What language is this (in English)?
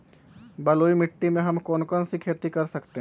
Magahi